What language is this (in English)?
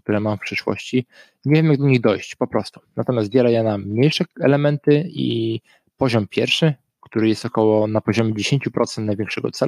Polish